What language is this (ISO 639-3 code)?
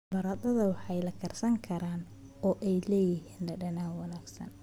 som